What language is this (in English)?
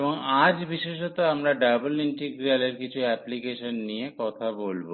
Bangla